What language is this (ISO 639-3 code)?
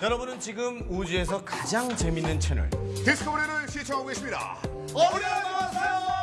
kor